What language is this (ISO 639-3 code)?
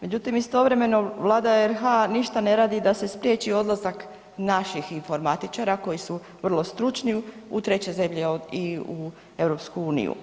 hrv